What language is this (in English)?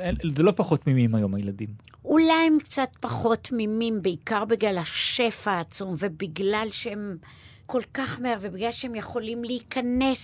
Hebrew